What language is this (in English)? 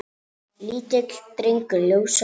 Icelandic